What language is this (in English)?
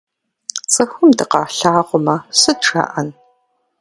Kabardian